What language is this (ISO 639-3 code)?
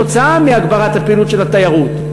heb